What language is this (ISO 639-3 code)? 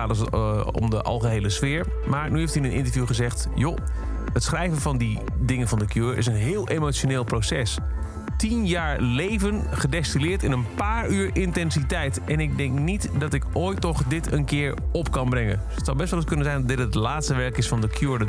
nld